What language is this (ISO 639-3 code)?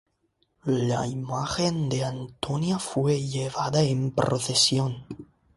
spa